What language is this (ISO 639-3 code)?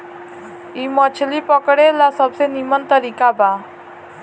bho